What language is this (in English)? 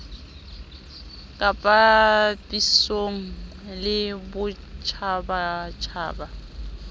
Southern Sotho